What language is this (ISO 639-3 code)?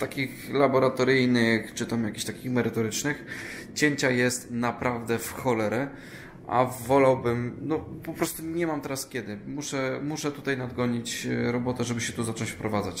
pol